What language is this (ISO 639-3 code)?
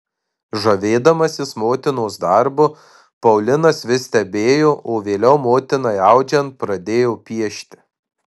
lit